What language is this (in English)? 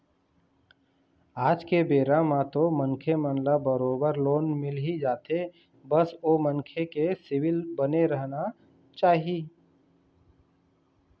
Chhattisgarhi